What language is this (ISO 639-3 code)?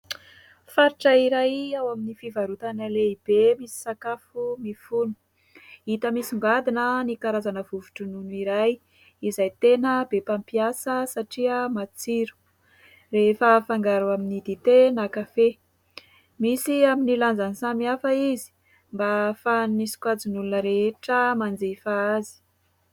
mlg